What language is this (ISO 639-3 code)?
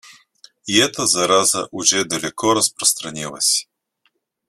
rus